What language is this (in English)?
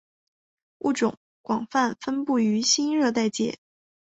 Chinese